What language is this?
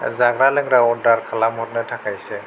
Bodo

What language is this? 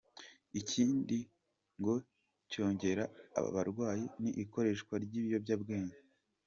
Kinyarwanda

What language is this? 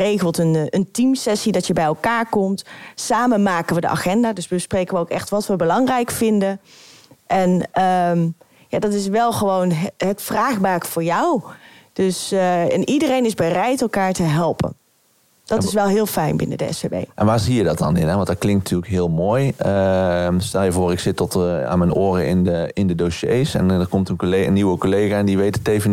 Dutch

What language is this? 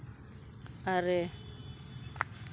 Santali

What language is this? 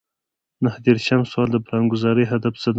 Pashto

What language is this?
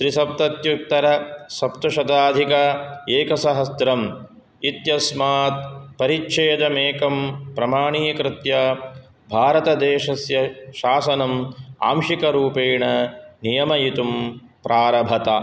Sanskrit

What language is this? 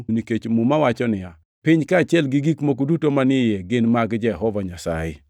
Luo (Kenya and Tanzania)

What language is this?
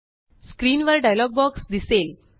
Marathi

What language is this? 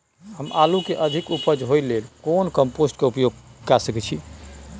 Maithili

